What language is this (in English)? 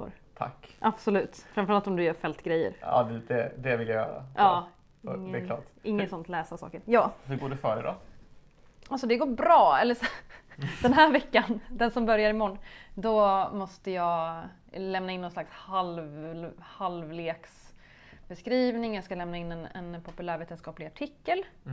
Swedish